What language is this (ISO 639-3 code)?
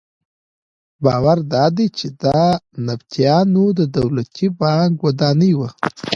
pus